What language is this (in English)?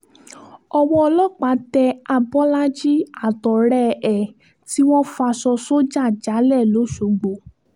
Yoruba